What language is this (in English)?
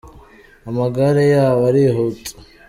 Kinyarwanda